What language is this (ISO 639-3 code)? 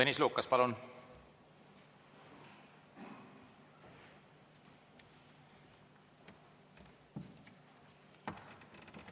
est